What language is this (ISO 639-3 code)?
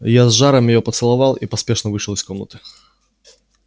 rus